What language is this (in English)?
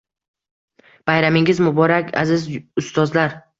Uzbek